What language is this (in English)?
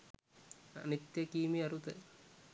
Sinhala